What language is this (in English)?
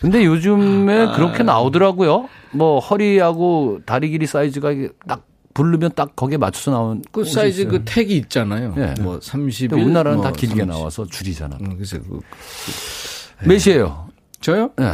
Korean